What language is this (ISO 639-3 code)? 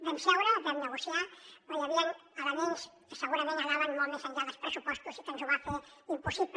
cat